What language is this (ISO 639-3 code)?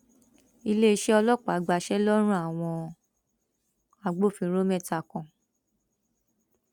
yor